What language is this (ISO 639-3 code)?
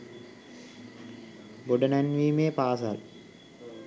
sin